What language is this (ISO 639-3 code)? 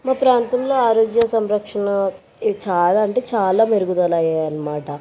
tel